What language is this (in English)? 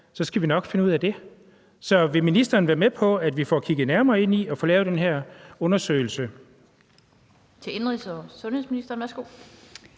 Danish